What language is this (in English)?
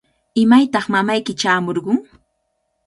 Cajatambo North Lima Quechua